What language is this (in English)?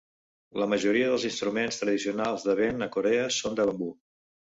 Catalan